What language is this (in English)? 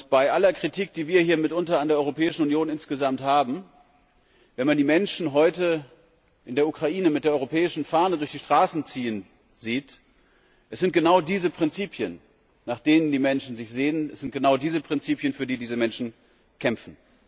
German